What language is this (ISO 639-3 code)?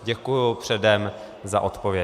ces